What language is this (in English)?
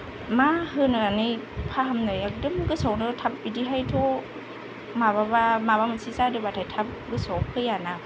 Bodo